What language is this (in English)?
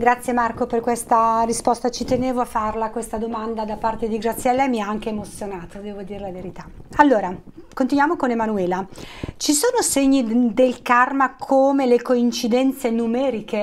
Italian